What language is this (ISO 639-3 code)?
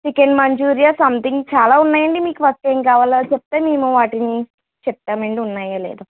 tel